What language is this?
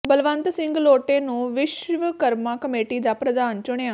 Punjabi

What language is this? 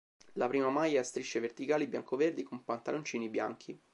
Italian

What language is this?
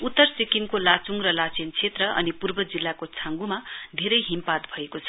Nepali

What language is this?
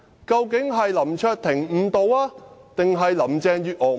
Cantonese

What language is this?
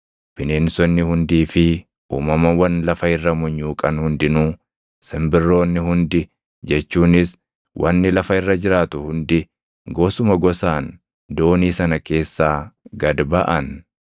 Oromo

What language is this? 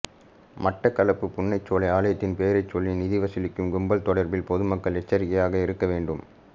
Tamil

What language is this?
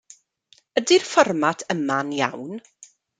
Welsh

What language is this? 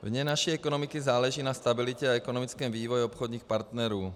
Czech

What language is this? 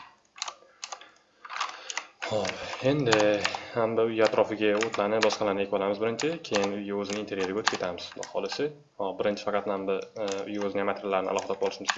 Turkish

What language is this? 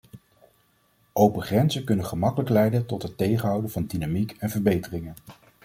Dutch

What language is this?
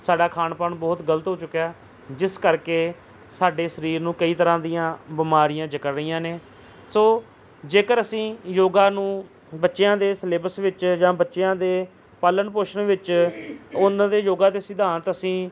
Punjabi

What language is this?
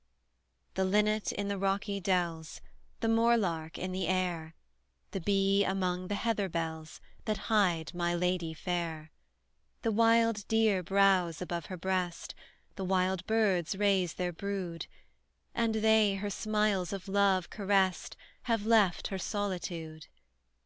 English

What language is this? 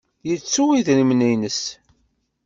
Kabyle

